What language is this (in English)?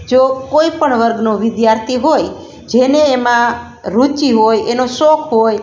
Gujarati